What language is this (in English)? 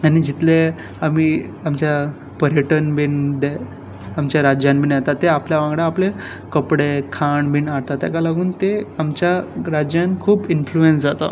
Konkani